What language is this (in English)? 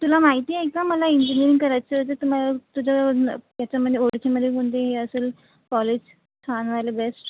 Marathi